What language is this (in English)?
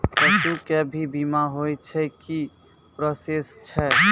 Maithili